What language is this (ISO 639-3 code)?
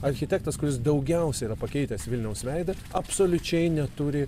lit